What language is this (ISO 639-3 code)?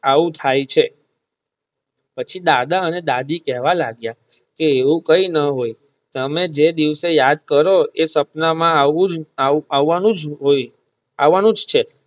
guj